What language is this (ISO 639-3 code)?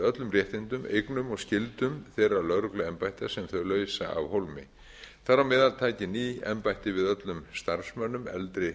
isl